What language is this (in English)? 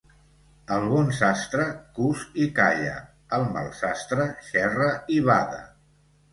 Catalan